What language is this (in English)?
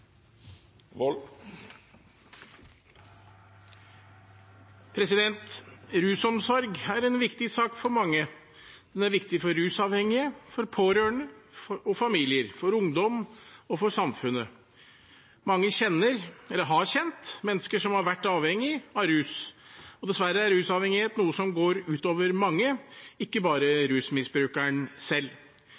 Norwegian